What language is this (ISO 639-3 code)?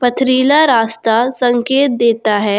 hin